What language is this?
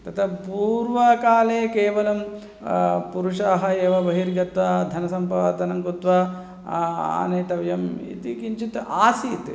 Sanskrit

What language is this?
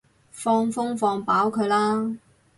Cantonese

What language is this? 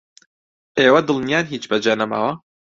Central Kurdish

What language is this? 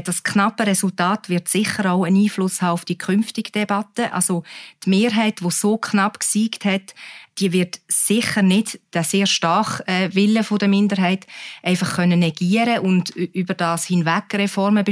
German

